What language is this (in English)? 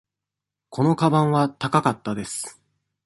Japanese